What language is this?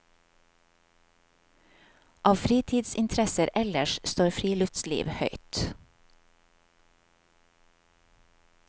Norwegian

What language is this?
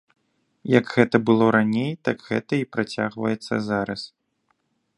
Belarusian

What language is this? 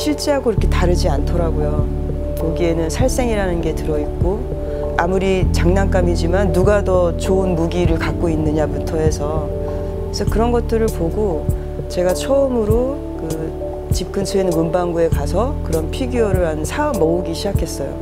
Korean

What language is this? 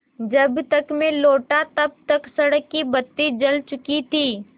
Hindi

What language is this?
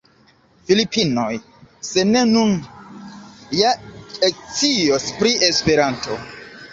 Esperanto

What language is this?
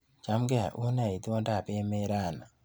Kalenjin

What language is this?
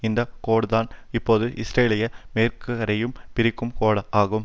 Tamil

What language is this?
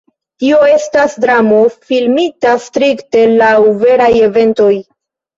Esperanto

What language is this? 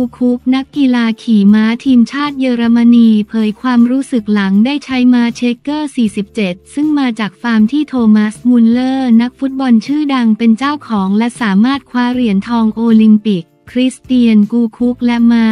Thai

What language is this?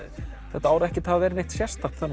Icelandic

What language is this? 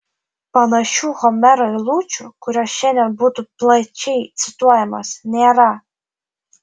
Lithuanian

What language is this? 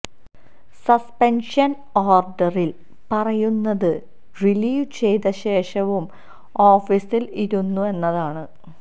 Malayalam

